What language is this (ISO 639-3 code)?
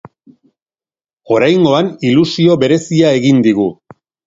eus